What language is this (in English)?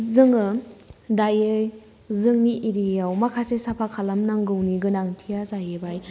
Bodo